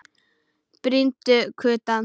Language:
Icelandic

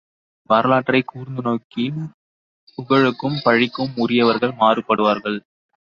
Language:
Tamil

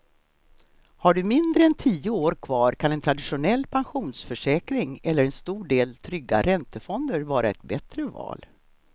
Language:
Swedish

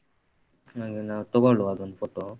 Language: Kannada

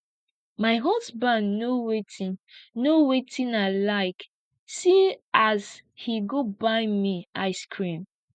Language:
Nigerian Pidgin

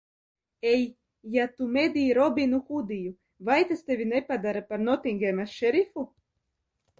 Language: Latvian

